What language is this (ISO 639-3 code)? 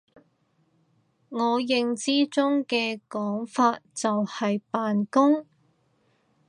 yue